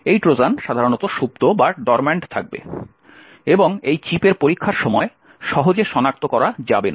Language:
Bangla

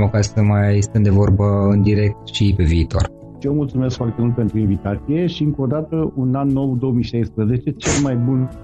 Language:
Romanian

